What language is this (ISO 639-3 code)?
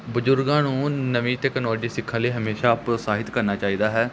pan